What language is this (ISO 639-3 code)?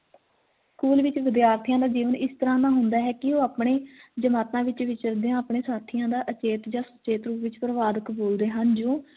pan